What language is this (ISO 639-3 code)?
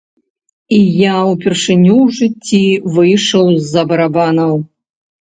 bel